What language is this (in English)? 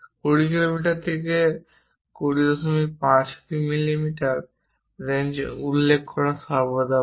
Bangla